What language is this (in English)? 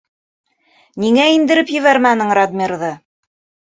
Bashkir